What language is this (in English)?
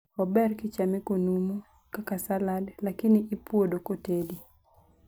Luo (Kenya and Tanzania)